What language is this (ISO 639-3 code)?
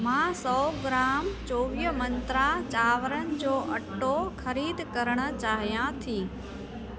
snd